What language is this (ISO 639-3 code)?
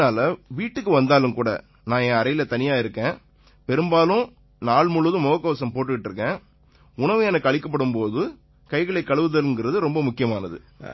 tam